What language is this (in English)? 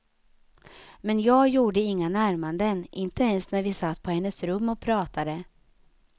Swedish